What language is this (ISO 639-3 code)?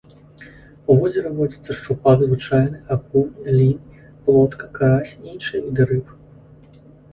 bel